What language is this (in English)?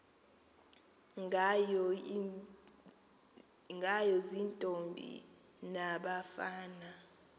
Xhosa